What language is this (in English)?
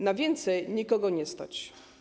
Polish